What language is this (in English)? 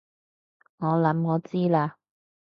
Cantonese